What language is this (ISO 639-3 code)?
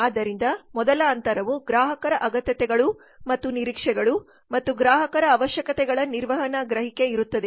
kan